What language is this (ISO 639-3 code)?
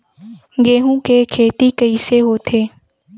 hne